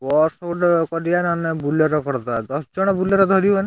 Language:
Odia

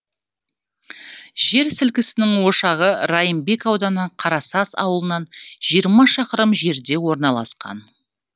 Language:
Kazakh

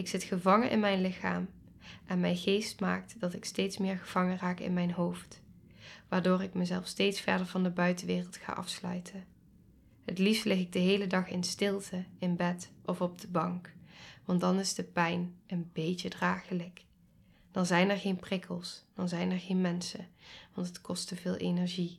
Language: Dutch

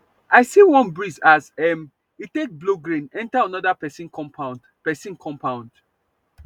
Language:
Nigerian Pidgin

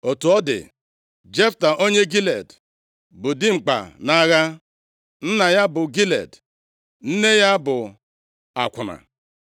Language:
Igbo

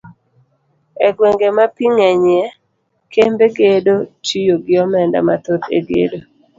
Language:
Luo (Kenya and Tanzania)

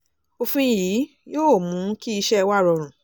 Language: Yoruba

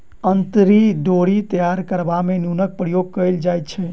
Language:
Maithili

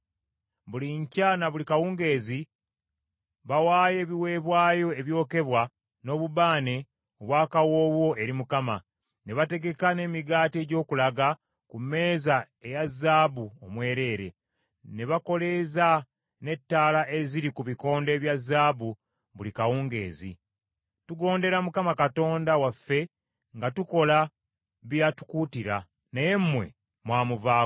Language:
Ganda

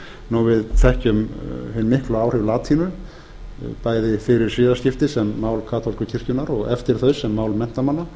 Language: Icelandic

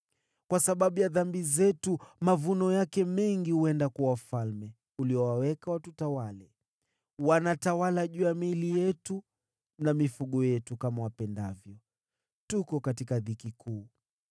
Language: Swahili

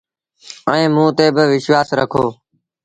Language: Sindhi Bhil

